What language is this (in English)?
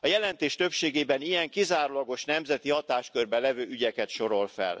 Hungarian